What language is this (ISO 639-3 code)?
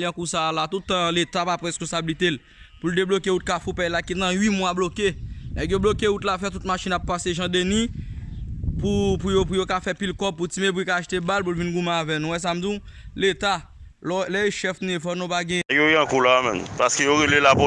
fra